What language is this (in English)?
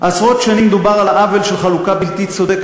Hebrew